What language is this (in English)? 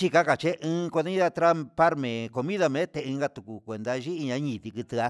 Huitepec Mixtec